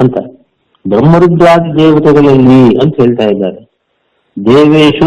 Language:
Kannada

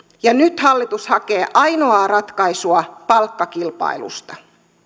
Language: Finnish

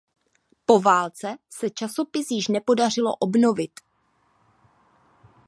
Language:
Czech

